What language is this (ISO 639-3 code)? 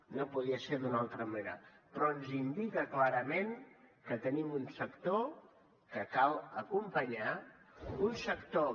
cat